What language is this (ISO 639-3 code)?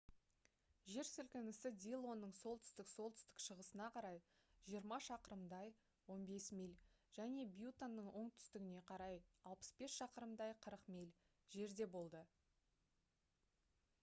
kaz